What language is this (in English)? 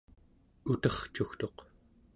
Central Yupik